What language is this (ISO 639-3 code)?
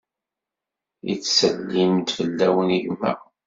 kab